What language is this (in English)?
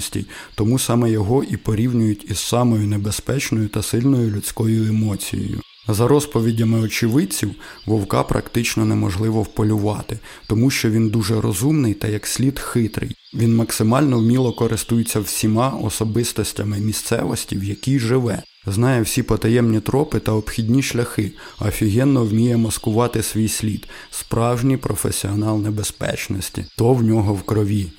Ukrainian